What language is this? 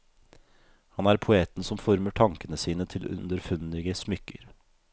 Norwegian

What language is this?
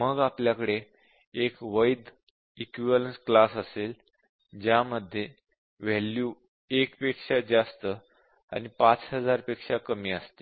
Marathi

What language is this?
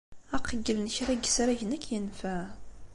Kabyle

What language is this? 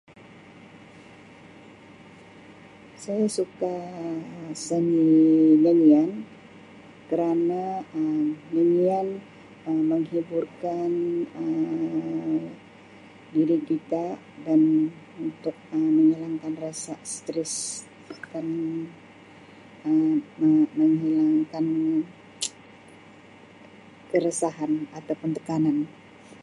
Sabah Malay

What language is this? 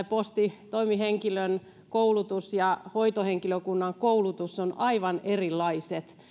Finnish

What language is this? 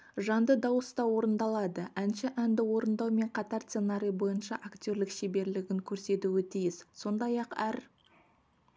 Kazakh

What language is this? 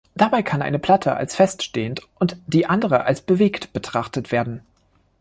German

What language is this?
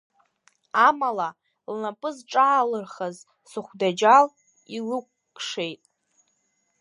Abkhazian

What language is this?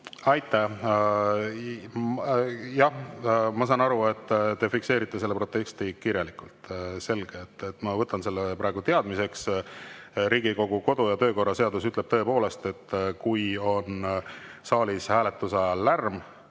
Estonian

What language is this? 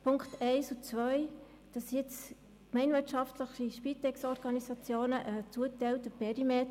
Swiss German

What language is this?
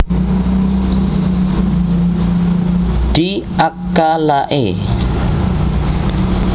Javanese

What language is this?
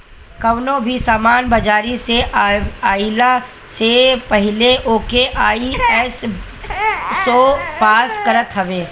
Bhojpuri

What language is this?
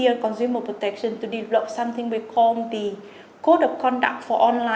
Vietnamese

